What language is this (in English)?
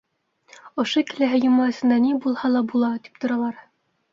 Bashkir